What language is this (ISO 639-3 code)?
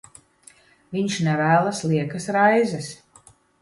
lav